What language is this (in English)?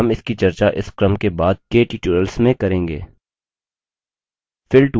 Hindi